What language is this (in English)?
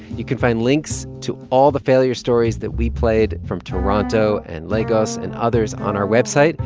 English